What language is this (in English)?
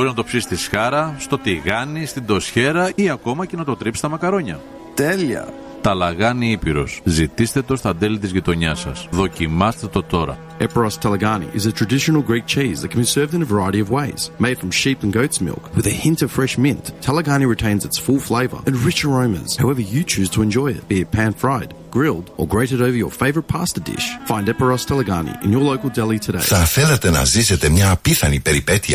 Greek